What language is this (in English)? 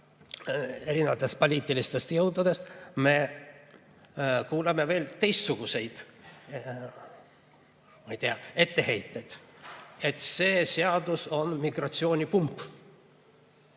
Estonian